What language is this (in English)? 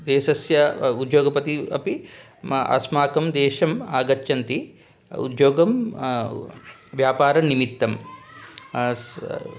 Sanskrit